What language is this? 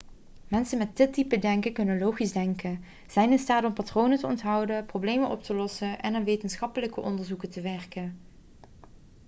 Dutch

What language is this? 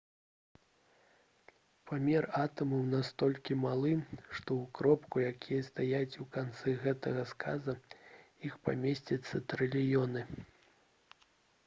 Belarusian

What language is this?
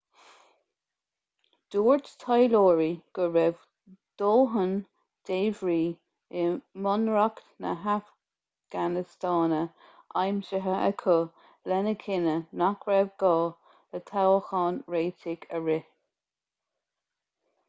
Irish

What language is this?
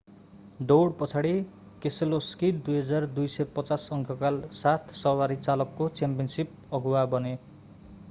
Nepali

